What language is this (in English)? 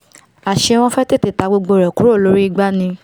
Yoruba